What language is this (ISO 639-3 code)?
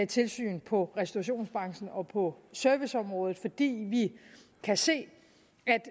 dan